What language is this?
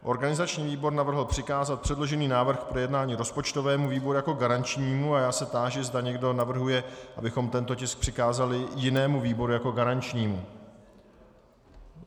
Czech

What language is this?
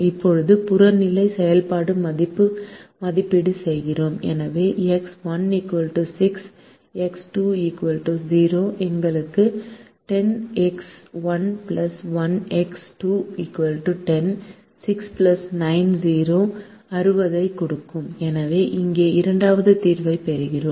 Tamil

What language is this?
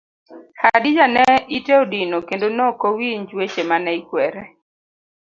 Luo (Kenya and Tanzania)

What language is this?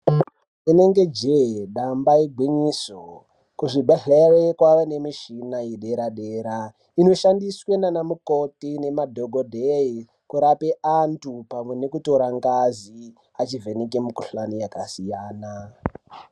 Ndau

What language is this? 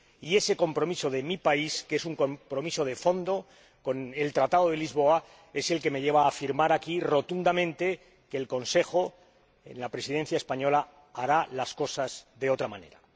Spanish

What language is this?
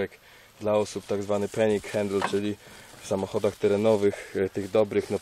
Polish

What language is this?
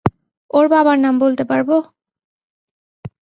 Bangla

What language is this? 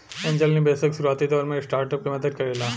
Bhojpuri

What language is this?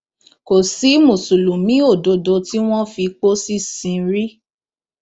Yoruba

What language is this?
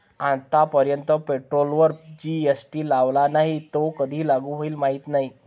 Marathi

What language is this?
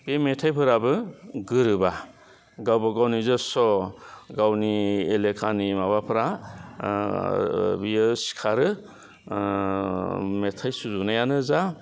Bodo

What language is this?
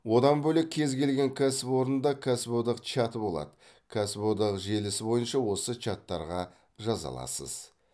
Kazakh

